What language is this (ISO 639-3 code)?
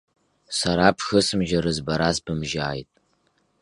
abk